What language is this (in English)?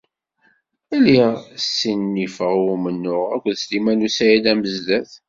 Kabyle